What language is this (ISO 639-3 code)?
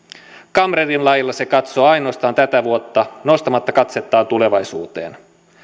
fin